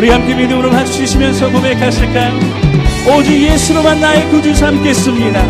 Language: Korean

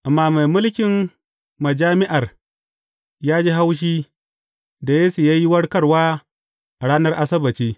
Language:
Hausa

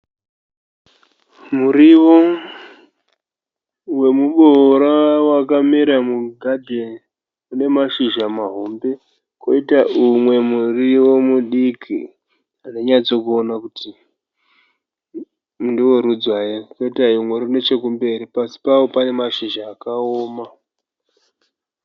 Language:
Shona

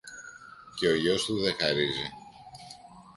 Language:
Greek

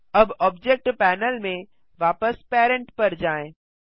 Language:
Hindi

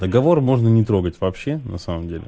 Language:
Russian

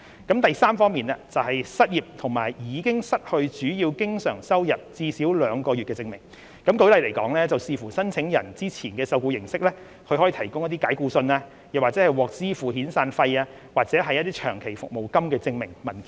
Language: Cantonese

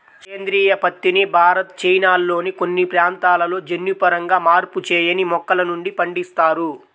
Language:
Telugu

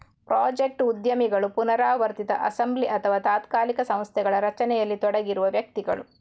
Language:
Kannada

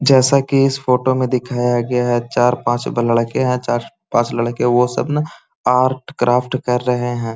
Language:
Magahi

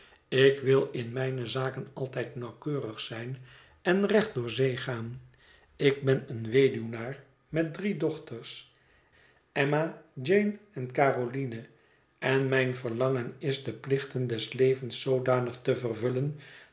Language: Dutch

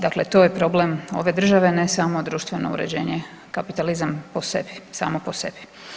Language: Croatian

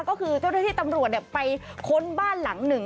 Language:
Thai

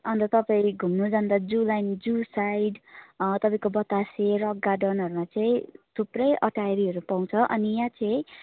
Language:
Nepali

